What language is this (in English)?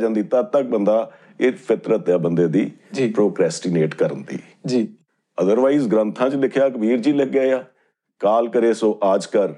Punjabi